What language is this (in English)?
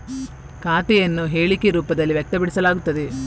Kannada